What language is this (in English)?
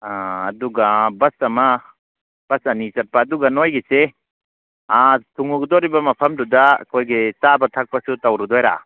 Manipuri